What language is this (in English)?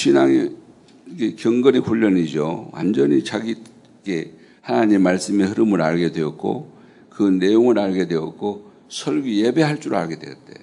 Korean